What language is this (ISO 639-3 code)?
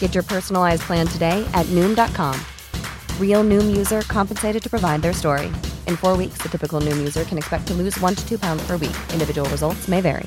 urd